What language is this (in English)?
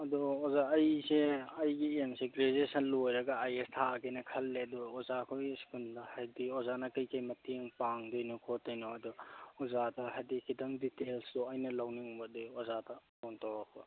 Manipuri